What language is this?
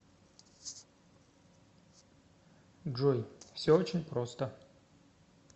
Russian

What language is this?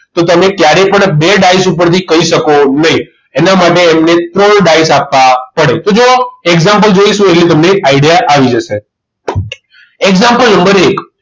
Gujarati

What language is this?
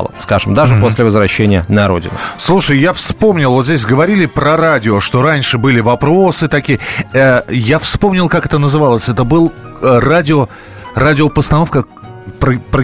Russian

